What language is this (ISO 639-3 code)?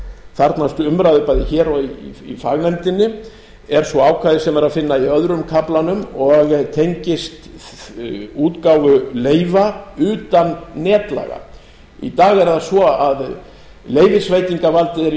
isl